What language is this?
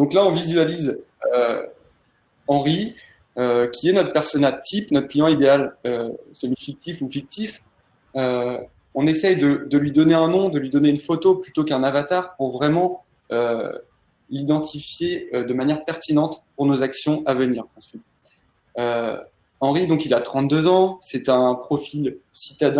French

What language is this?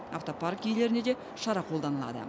Kazakh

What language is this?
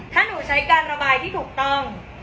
Thai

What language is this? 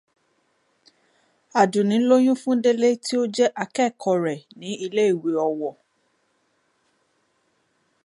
Yoruba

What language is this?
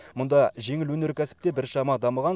Kazakh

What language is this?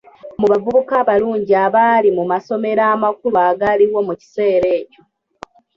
Ganda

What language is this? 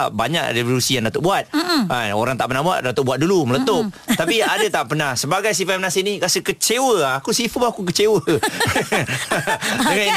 Malay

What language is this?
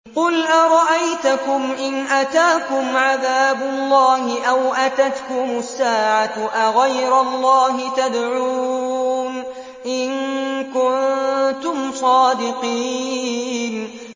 Arabic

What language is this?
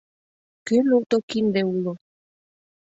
Mari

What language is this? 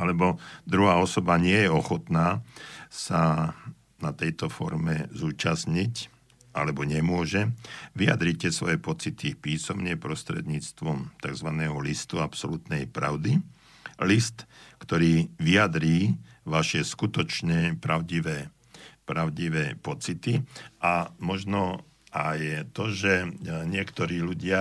Slovak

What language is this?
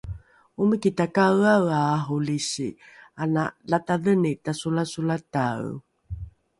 Rukai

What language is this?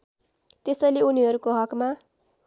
Nepali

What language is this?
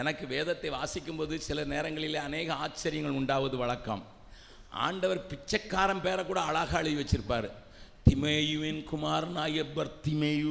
Tamil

